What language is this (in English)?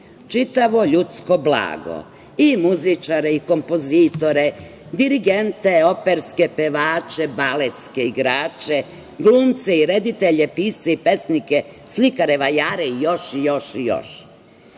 Serbian